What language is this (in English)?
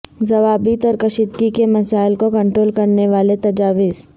Urdu